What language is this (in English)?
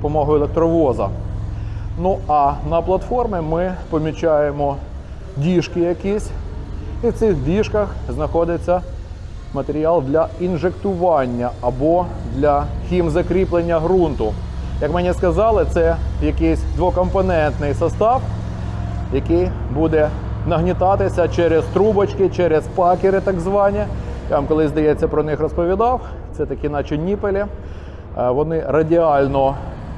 Ukrainian